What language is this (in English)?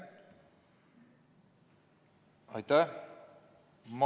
Estonian